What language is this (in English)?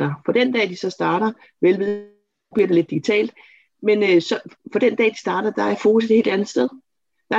Danish